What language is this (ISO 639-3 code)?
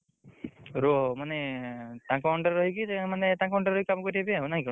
ori